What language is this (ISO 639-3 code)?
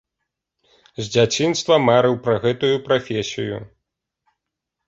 bel